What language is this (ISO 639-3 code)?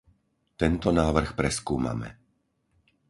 slk